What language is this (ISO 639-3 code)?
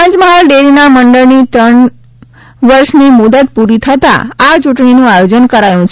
guj